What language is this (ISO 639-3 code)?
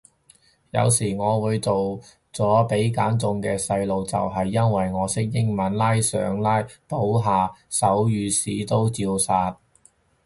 yue